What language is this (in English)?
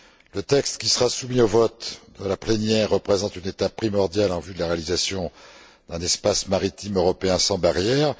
French